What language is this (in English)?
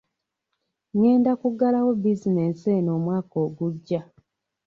Ganda